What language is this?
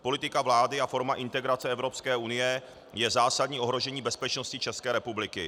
Czech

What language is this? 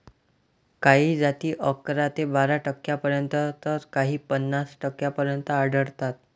Marathi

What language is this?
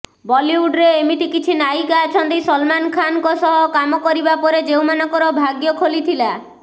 Odia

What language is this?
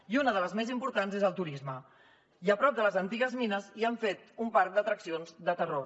Catalan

